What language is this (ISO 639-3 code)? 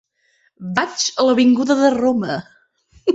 cat